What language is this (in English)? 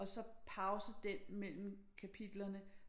Danish